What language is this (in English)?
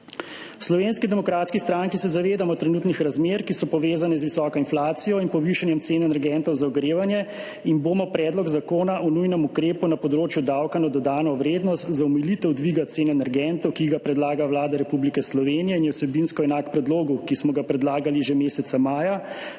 Slovenian